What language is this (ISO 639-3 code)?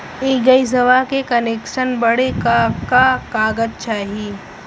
bho